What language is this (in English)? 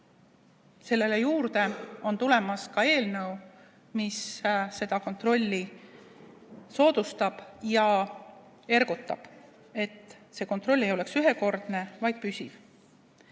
Estonian